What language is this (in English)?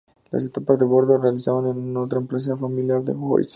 Spanish